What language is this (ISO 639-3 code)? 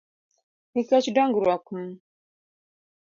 luo